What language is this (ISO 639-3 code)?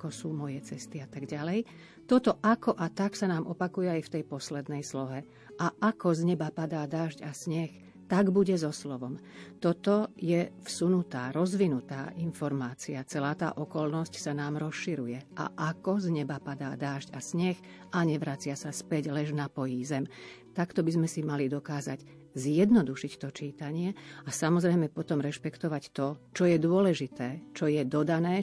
slk